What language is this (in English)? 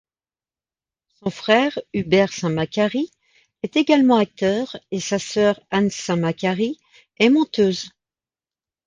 French